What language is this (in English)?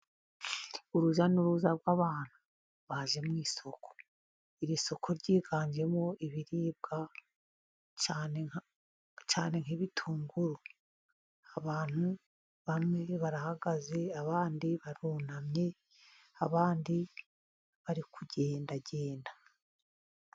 Kinyarwanda